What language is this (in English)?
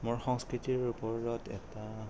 Assamese